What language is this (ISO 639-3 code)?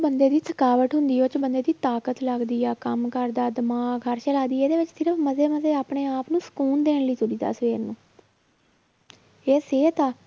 pan